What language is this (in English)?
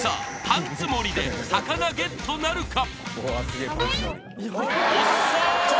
Japanese